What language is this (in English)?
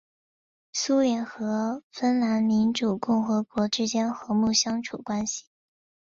Chinese